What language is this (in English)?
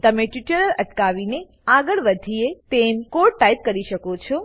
Gujarati